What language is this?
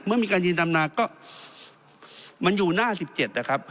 Thai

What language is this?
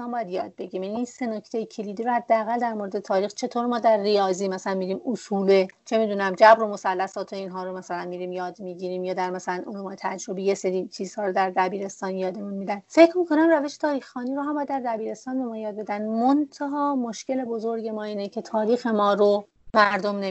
Persian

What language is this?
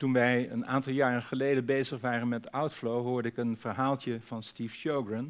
Dutch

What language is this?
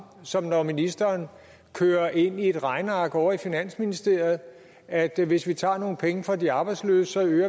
Danish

